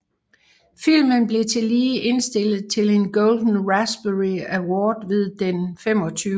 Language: Danish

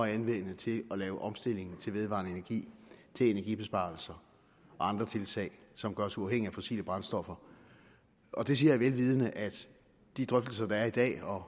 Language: Danish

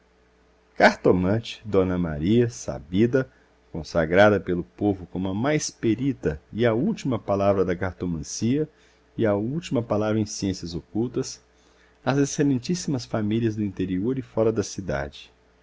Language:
Portuguese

